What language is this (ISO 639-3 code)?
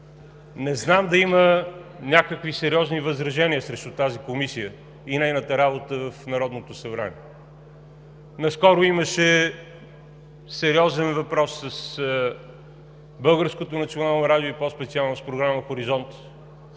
bul